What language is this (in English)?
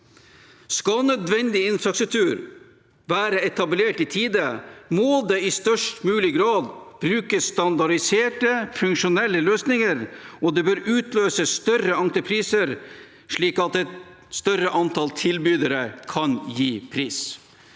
Norwegian